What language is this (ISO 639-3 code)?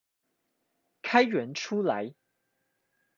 zho